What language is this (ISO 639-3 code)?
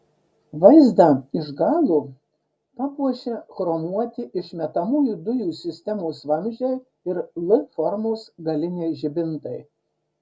lit